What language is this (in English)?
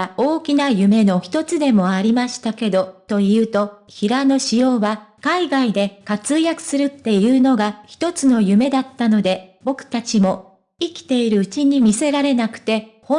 Japanese